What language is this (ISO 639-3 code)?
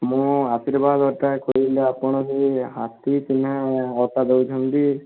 ori